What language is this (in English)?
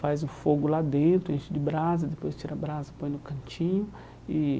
Portuguese